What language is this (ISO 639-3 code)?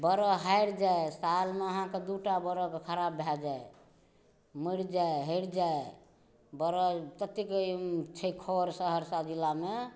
mai